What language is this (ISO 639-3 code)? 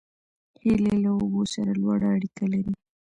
pus